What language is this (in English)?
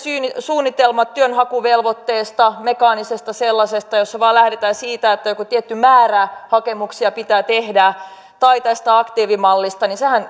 Finnish